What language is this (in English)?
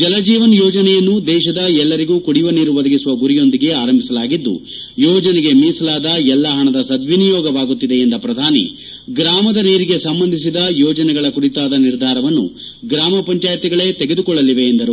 Kannada